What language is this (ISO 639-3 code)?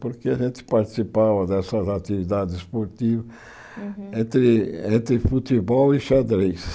por